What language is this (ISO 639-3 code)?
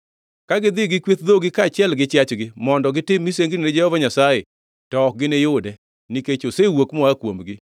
luo